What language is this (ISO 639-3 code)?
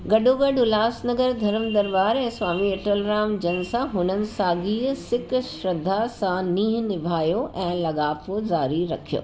snd